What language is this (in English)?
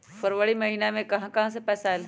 Magahi